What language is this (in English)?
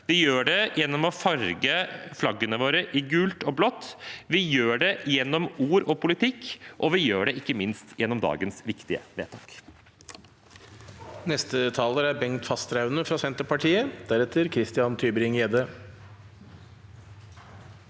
Norwegian